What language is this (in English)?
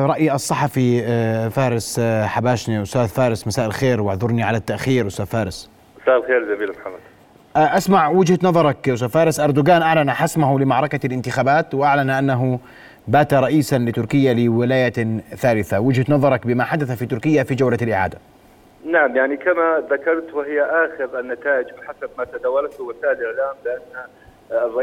Arabic